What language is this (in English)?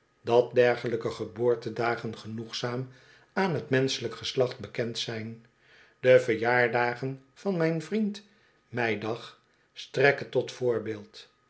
Dutch